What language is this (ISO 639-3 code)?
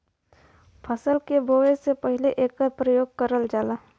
bho